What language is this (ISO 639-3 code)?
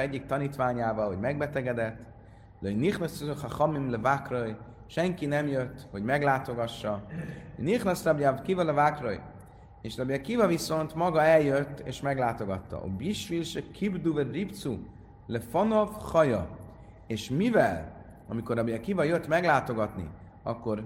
hun